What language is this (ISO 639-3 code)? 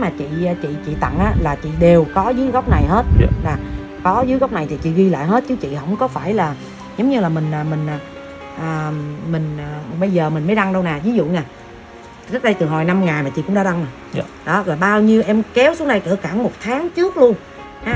vie